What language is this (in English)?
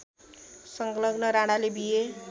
Nepali